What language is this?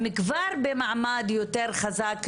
Hebrew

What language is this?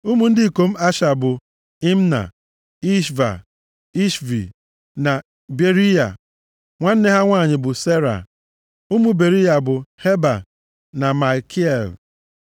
Igbo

